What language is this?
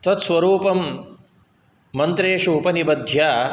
Sanskrit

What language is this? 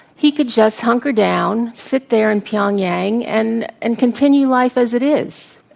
English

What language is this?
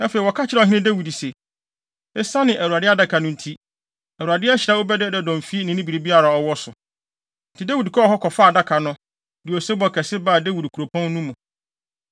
Akan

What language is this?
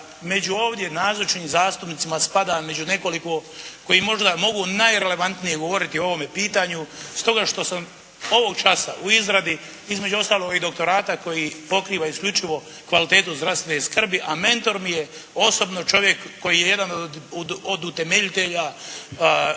Croatian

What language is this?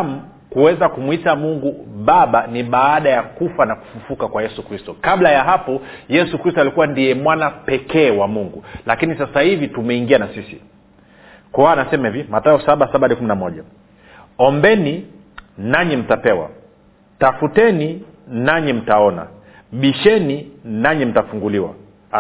Swahili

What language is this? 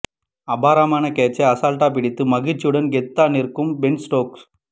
Tamil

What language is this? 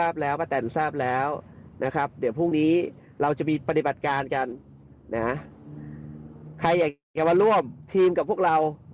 Thai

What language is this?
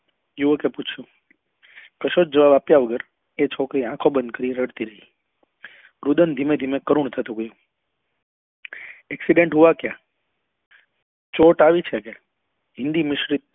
Gujarati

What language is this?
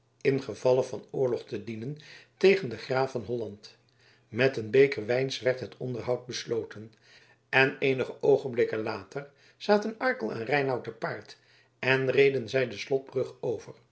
Dutch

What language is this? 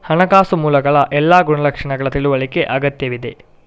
Kannada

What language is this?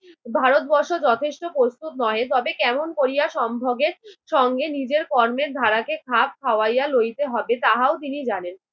Bangla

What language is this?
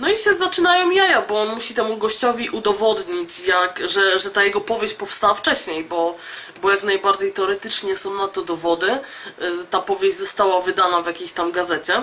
Polish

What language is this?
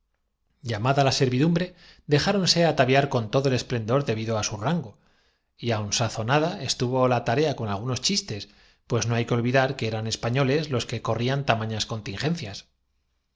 Spanish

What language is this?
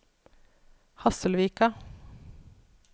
Norwegian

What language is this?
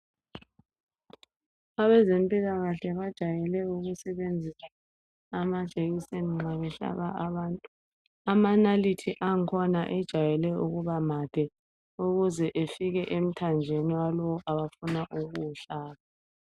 North Ndebele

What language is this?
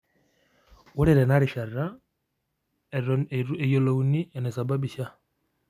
Masai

